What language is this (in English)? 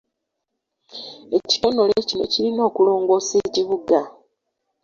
Ganda